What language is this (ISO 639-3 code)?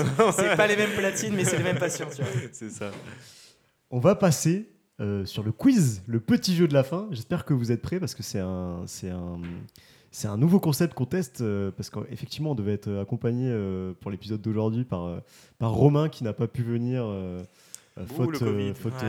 fra